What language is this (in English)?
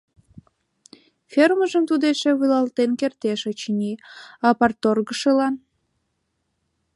Mari